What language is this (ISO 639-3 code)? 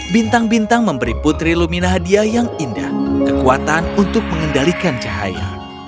ind